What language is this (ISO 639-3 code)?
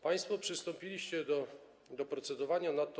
pol